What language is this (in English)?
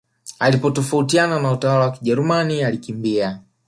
Swahili